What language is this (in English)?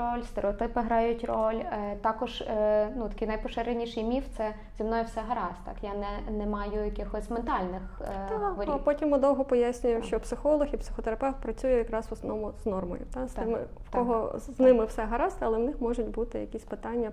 Ukrainian